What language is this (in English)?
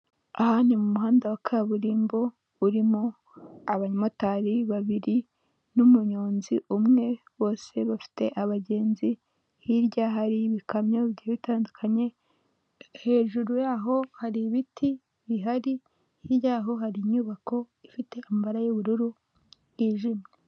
Kinyarwanda